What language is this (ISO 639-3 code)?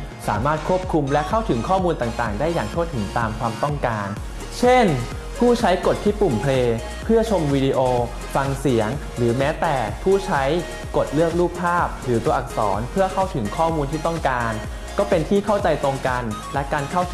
tha